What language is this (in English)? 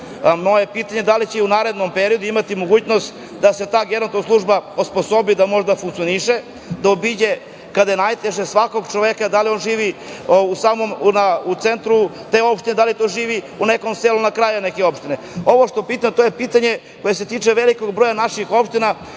Serbian